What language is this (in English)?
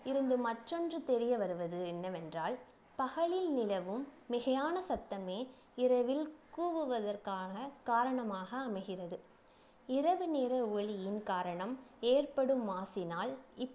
Tamil